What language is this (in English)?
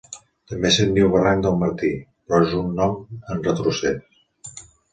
Catalan